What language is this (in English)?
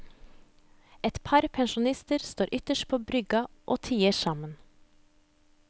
Norwegian